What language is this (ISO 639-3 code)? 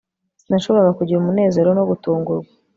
kin